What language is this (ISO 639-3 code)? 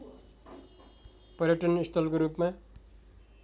nep